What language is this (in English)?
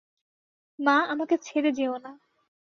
Bangla